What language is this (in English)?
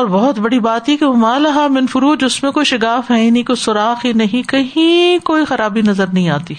Urdu